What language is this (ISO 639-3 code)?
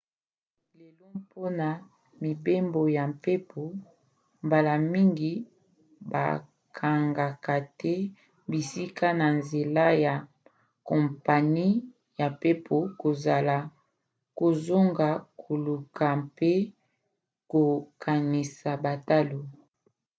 lin